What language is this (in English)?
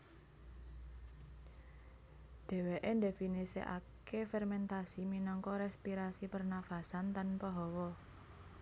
Javanese